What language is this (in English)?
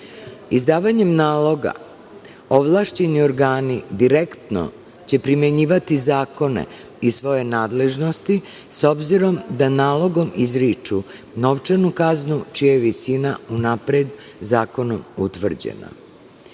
Serbian